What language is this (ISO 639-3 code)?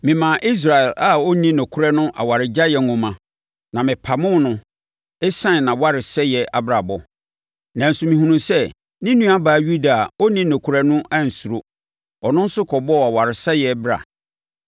aka